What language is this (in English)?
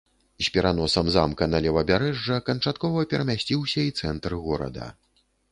Belarusian